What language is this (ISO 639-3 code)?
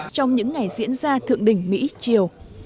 vie